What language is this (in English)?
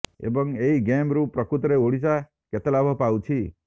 Odia